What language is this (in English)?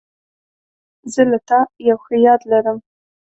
Pashto